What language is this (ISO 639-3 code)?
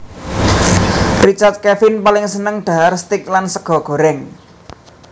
jav